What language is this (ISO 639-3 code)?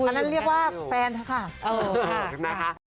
tha